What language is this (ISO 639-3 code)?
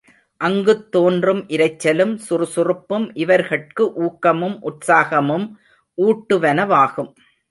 tam